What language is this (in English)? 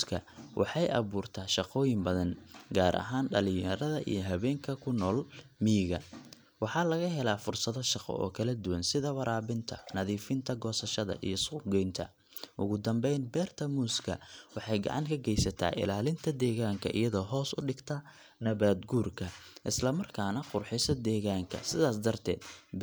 Somali